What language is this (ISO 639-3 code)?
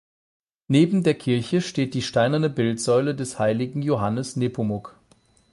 deu